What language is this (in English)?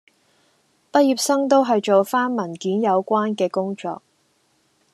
Cantonese